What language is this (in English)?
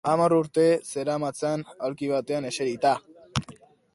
Basque